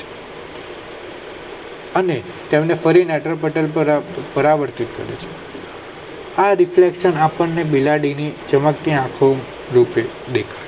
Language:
Gujarati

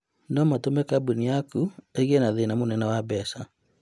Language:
Kikuyu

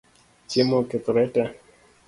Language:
Luo (Kenya and Tanzania)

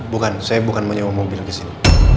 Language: Indonesian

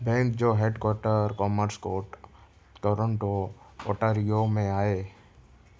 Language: Sindhi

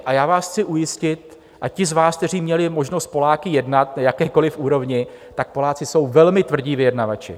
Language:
Czech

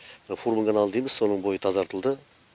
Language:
Kazakh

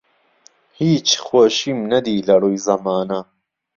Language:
Central Kurdish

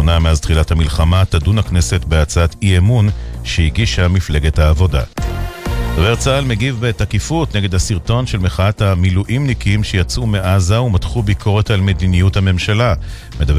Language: Hebrew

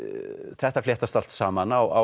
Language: Icelandic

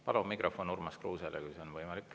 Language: Estonian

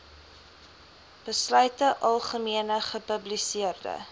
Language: Afrikaans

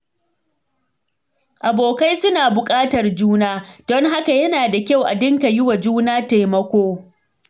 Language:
Hausa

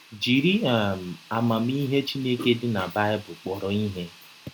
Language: Igbo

